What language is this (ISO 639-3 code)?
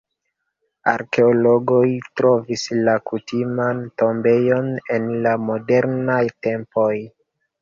epo